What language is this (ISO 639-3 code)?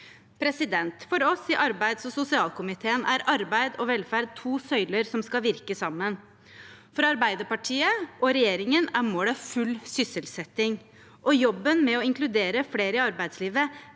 nor